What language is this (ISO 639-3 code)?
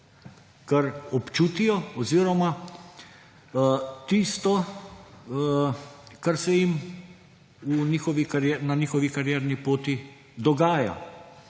slv